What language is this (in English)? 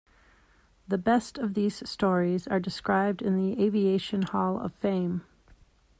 English